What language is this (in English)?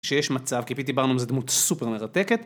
Hebrew